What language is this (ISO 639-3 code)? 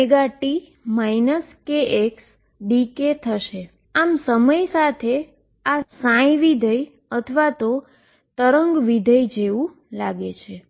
guj